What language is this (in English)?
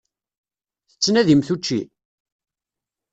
Kabyle